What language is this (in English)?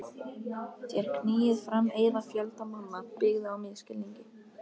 Icelandic